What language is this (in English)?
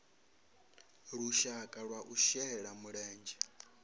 Venda